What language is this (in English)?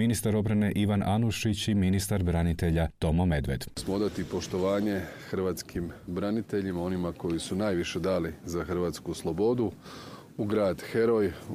Croatian